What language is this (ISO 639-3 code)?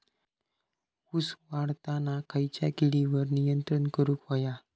mar